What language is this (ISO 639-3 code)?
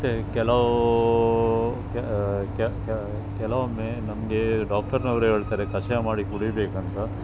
kan